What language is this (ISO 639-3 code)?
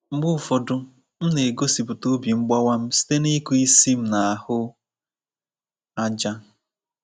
ibo